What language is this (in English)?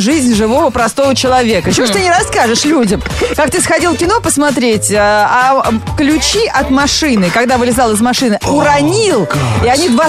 Russian